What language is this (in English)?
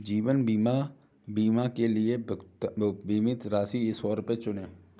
Hindi